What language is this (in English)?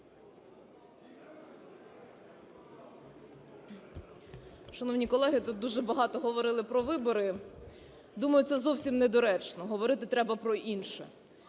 Ukrainian